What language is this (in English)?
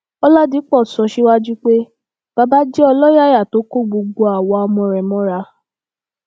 Yoruba